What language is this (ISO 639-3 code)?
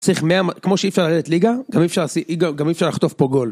heb